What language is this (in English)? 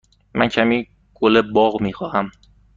Persian